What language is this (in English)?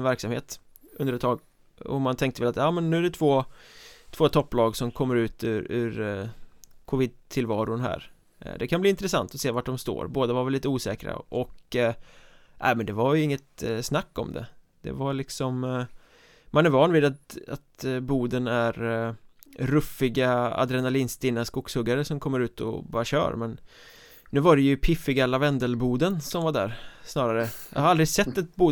Swedish